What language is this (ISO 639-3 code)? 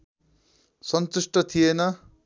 nep